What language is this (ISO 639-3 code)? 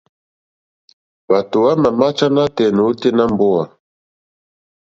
bri